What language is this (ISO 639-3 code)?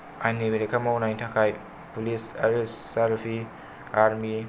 brx